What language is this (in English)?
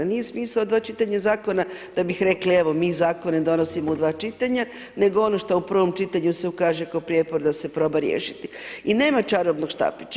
Croatian